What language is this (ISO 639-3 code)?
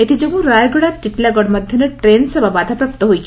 ori